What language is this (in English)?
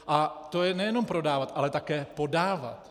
Czech